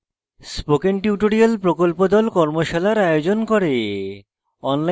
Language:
Bangla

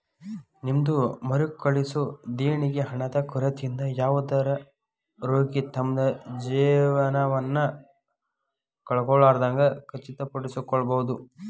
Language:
Kannada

